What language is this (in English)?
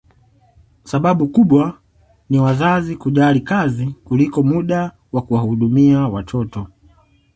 Swahili